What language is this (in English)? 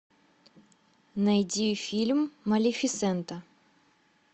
Russian